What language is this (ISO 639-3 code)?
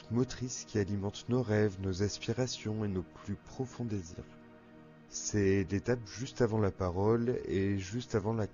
fra